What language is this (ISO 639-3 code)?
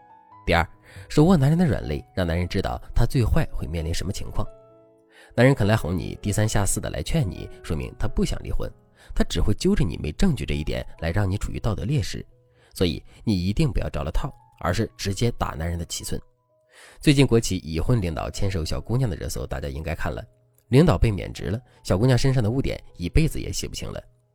zho